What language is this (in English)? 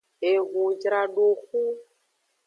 Aja (Benin)